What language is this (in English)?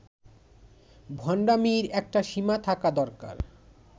Bangla